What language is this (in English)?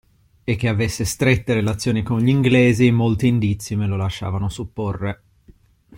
Italian